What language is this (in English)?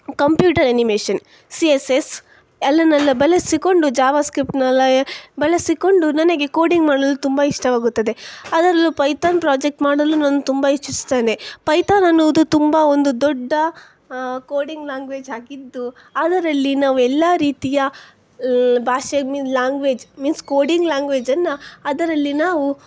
Kannada